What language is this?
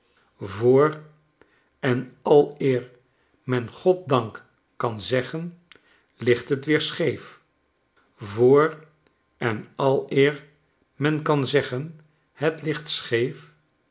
Dutch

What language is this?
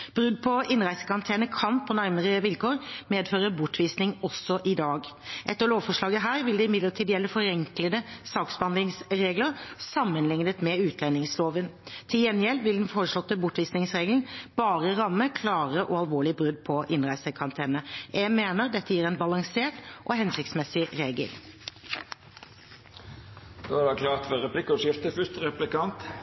Norwegian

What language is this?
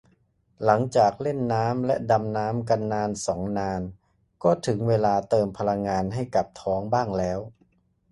Thai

